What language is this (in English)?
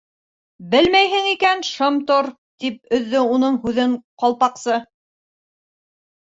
Bashkir